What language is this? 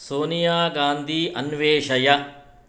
Sanskrit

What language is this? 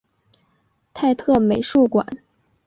Chinese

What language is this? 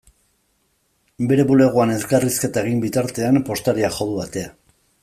Basque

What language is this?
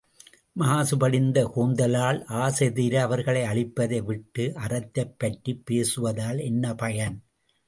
Tamil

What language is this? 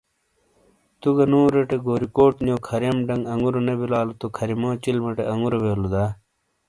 Shina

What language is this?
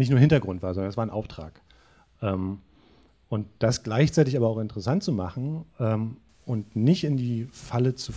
German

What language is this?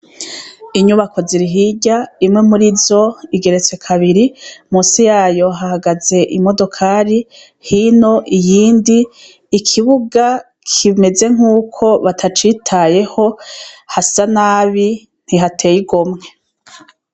Rundi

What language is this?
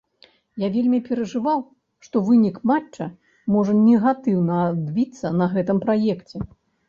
Belarusian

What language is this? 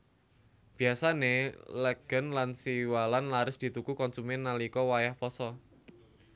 Javanese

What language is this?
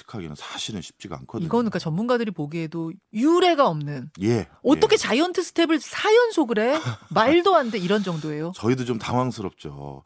Korean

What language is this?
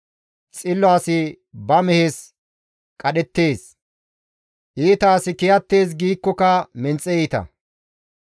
Gamo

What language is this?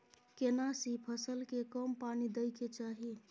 Maithili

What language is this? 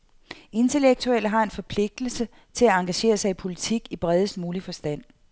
Danish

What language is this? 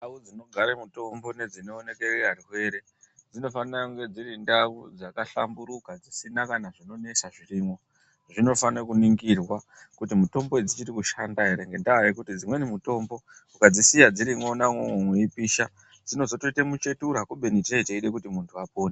Ndau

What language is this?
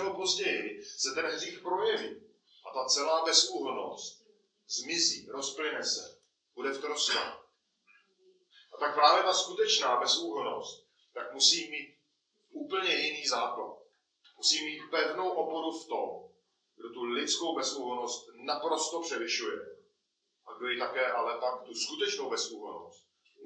Czech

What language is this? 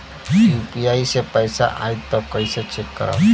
Bhojpuri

